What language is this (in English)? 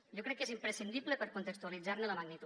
Catalan